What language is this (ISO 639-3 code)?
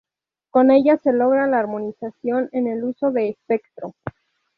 spa